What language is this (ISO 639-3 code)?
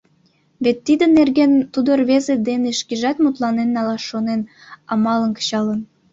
chm